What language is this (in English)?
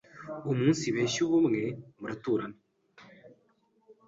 Kinyarwanda